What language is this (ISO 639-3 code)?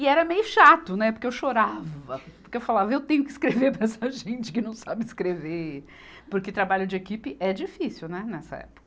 por